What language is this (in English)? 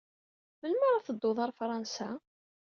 Kabyle